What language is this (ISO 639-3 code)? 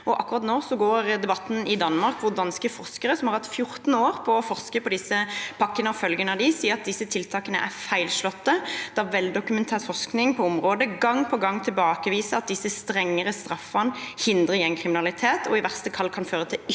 nor